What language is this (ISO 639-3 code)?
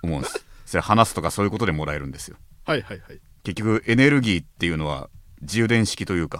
jpn